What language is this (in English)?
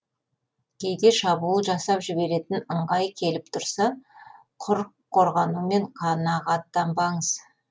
Kazakh